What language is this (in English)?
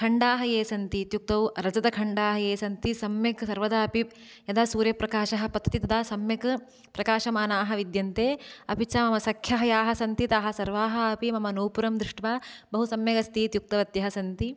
Sanskrit